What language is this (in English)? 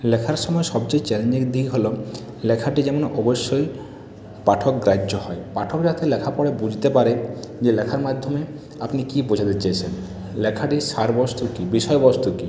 Bangla